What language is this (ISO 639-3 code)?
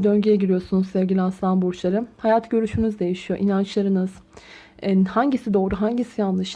tur